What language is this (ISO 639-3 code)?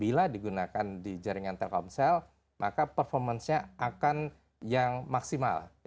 ind